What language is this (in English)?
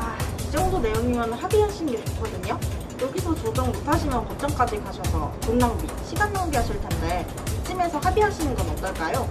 Korean